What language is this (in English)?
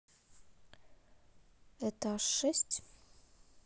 Russian